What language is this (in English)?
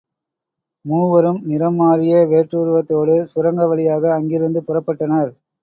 Tamil